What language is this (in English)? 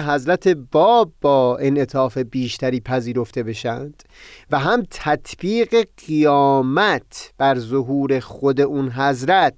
Persian